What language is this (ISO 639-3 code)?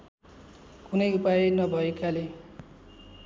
nep